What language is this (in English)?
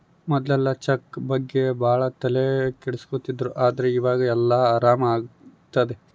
Kannada